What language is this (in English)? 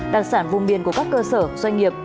Vietnamese